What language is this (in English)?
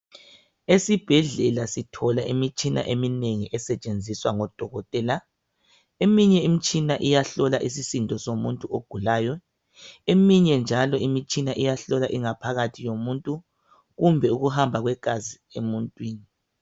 North Ndebele